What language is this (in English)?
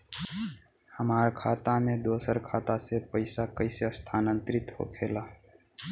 Bhojpuri